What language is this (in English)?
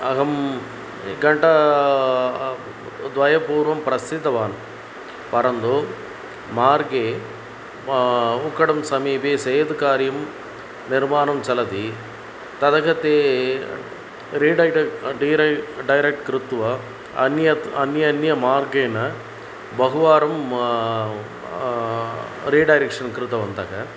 Sanskrit